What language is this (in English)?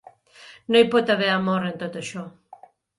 Catalan